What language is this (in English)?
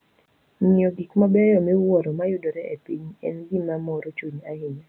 Luo (Kenya and Tanzania)